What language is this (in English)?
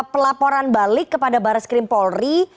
Indonesian